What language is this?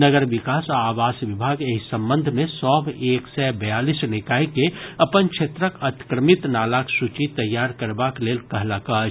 Maithili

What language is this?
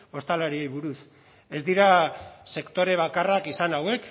Basque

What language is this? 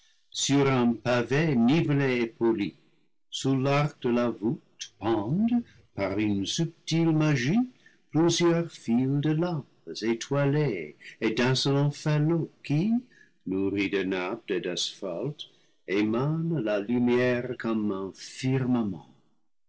French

